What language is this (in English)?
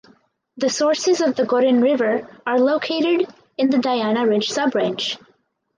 English